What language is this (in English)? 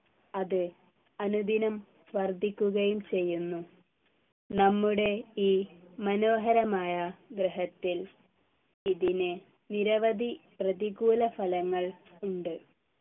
Malayalam